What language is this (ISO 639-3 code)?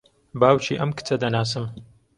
ckb